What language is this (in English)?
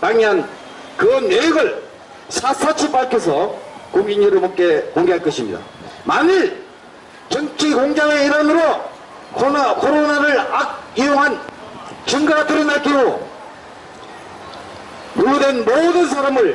Korean